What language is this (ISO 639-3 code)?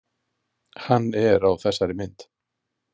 isl